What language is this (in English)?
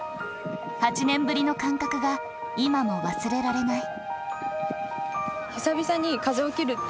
Japanese